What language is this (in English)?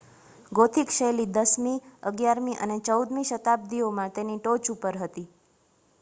Gujarati